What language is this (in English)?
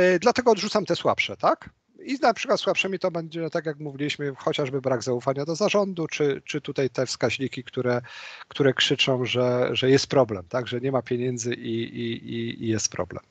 Polish